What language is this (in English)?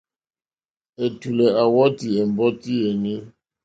Mokpwe